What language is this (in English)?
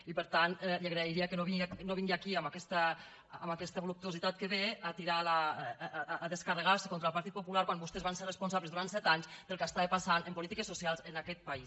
Catalan